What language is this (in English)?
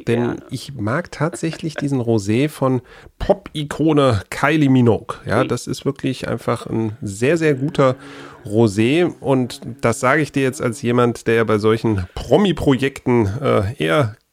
German